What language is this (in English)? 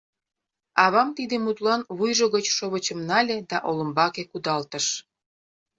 Mari